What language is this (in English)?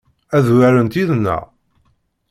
Kabyle